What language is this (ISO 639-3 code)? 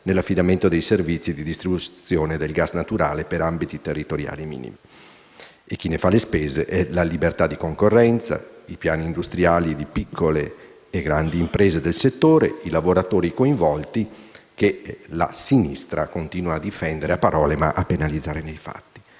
ita